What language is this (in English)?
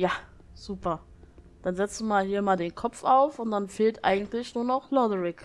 German